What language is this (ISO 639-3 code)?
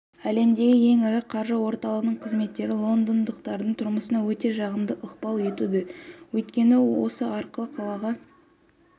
kaz